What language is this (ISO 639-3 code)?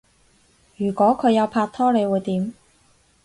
yue